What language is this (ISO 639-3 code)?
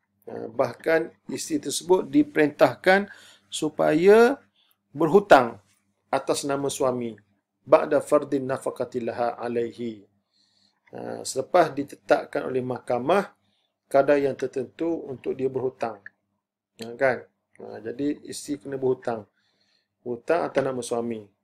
msa